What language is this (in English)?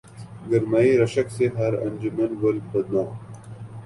Urdu